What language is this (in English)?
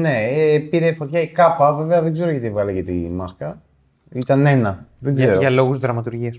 Greek